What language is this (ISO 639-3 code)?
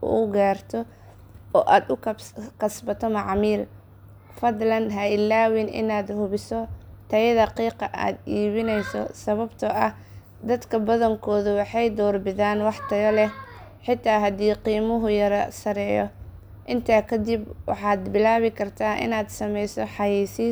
som